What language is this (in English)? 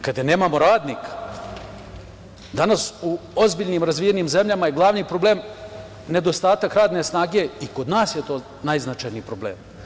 Serbian